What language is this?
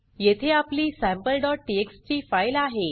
Marathi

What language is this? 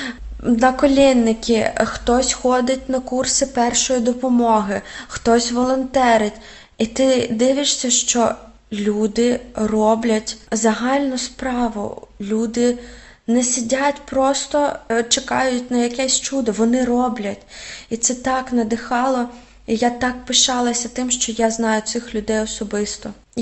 Ukrainian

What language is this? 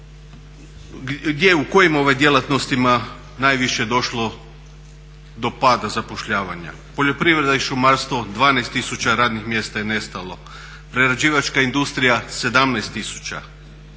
Croatian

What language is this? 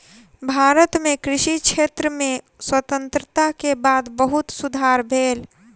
Maithili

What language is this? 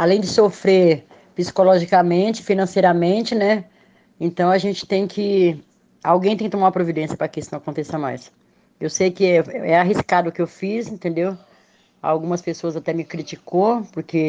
Portuguese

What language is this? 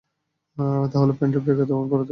Bangla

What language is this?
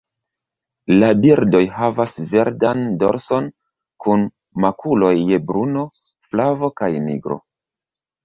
Esperanto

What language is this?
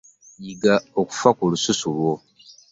Ganda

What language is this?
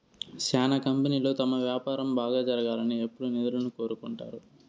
Telugu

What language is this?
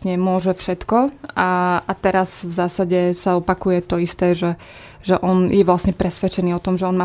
Slovak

